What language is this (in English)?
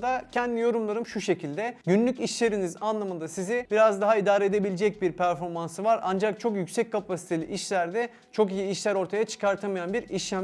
Turkish